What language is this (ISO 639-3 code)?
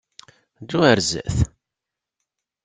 kab